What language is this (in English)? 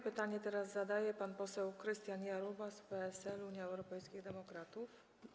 Polish